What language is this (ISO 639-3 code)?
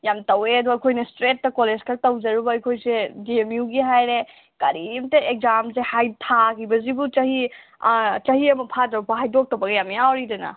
mni